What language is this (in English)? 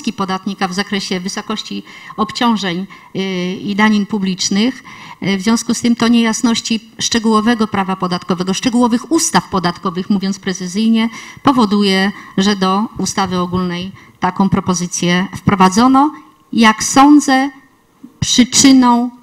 Polish